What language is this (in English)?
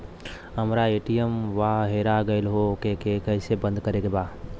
Bhojpuri